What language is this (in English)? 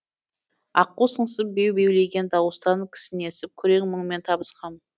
Kazakh